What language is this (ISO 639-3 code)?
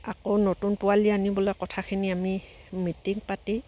asm